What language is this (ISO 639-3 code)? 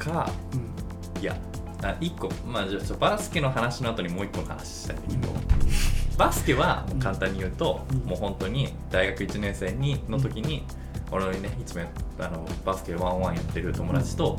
jpn